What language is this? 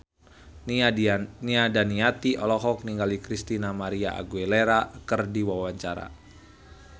Sundanese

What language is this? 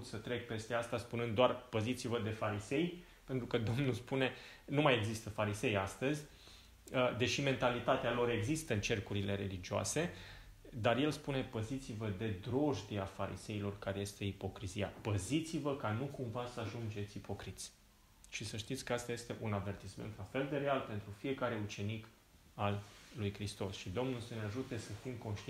Romanian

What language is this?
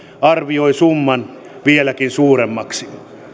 Finnish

